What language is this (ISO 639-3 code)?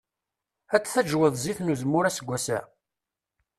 kab